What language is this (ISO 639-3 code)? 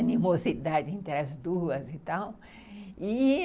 por